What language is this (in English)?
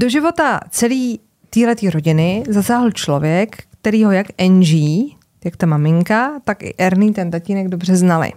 Czech